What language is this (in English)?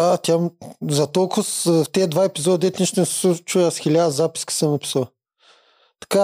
Bulgarian